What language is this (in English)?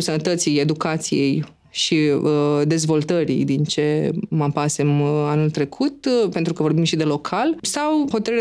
Romanian